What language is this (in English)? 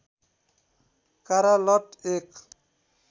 Nepali